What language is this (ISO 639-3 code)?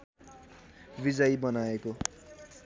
nep